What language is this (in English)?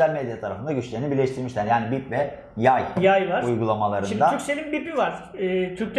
Turkish